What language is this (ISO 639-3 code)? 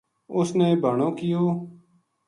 gju